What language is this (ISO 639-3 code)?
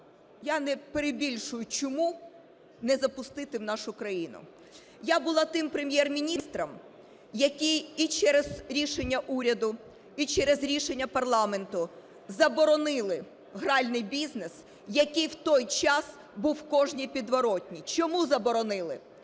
ukr